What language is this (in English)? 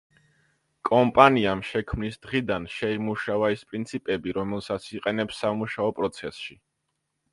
Georgian